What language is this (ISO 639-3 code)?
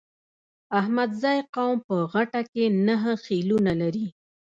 pus